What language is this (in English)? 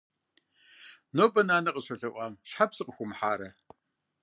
Kabardian